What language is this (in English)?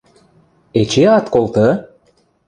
Western Mari